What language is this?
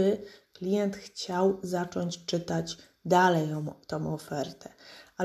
Polish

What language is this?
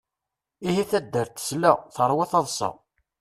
Kabyle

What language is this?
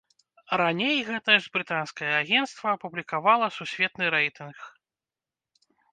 Belarusian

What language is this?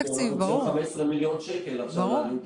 Hebrew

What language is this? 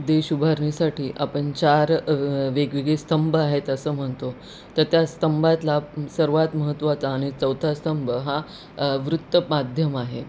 Marathi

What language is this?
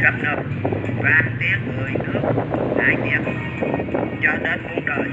Vietnamese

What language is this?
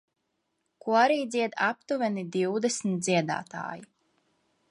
Latvian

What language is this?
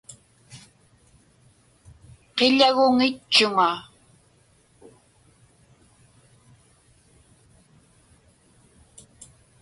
Inupiaq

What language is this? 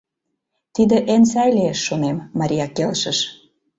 Mari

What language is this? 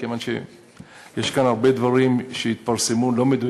Hebrew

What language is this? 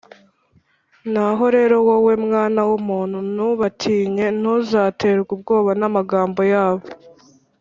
Kinyarwanda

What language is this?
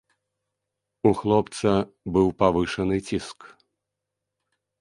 Belarusian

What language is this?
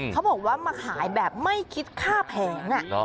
Thai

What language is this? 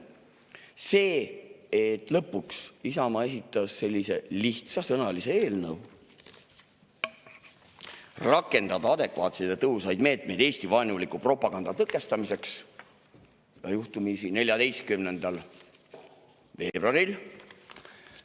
Estonian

